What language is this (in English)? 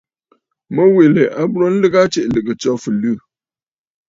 Bafut